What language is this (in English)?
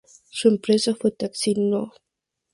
Spanish